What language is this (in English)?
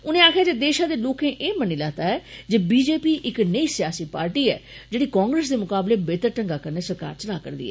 Dogri